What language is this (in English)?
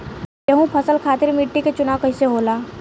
Bhojpuri